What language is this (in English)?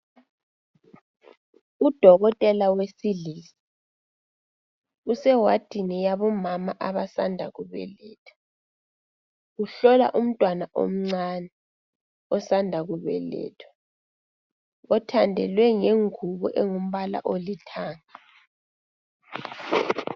North Ndebele